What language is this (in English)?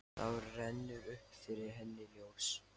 Icelandic